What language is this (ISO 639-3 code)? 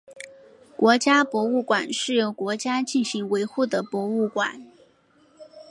zho